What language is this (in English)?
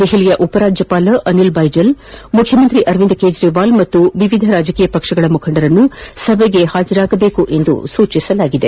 Kannada